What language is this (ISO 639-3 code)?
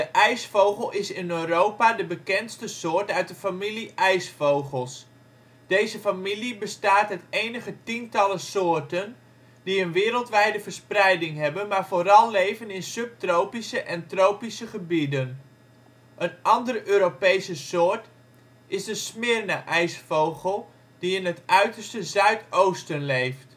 nld